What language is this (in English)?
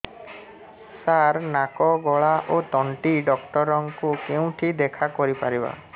Odia